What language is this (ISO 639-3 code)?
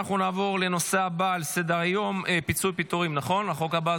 heb